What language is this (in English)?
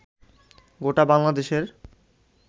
Bangla